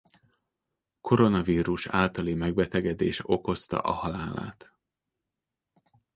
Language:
Hungarian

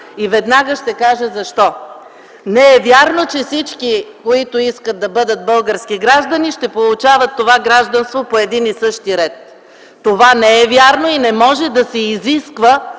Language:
Bulgarian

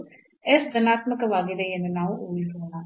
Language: Kannada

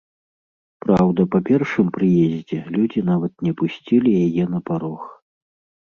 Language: Belarusian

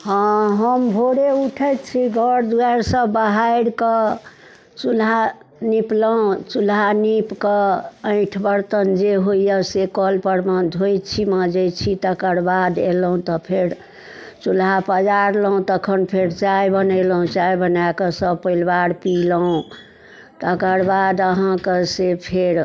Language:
Maithili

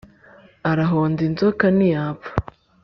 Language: Kinyarwanda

